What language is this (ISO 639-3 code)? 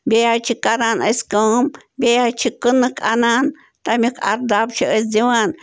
kas